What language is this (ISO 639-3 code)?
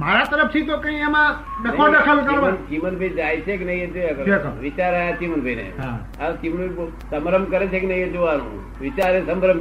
guj